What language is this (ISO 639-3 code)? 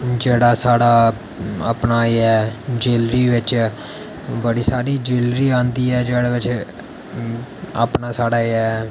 doi